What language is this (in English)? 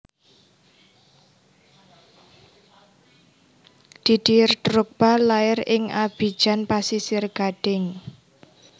Javanese